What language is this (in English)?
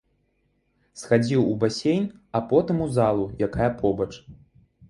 Belarusian